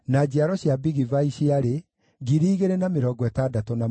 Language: Kikuyu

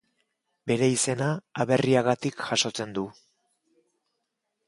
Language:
Basque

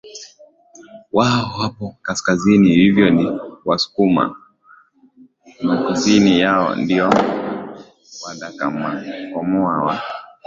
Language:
Swahili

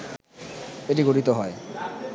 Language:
Bangla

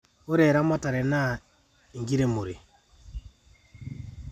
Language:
Masai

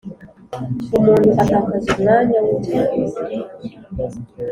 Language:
Kinyarwanda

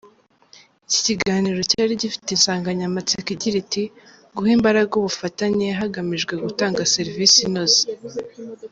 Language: Kinyarwanda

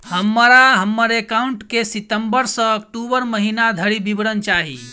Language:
Maithili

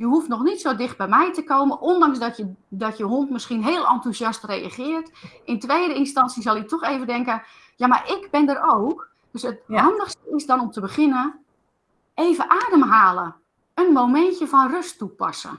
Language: Dutch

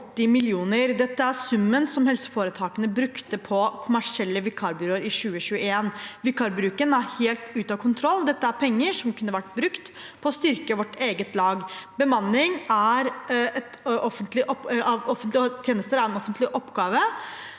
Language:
Norwegian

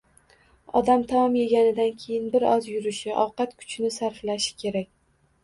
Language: Uzbek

